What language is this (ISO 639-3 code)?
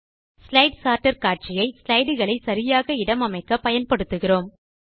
tam